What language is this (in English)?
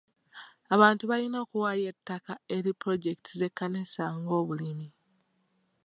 Ganda